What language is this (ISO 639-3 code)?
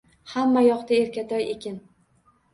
uzb